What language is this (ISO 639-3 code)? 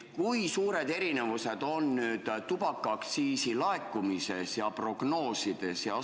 est